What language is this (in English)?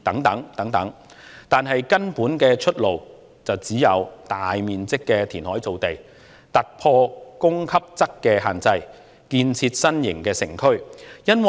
Cantonese